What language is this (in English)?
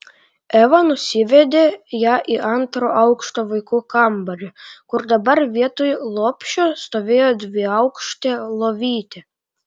Lithuanian